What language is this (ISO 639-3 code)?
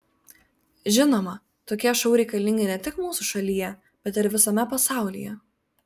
lit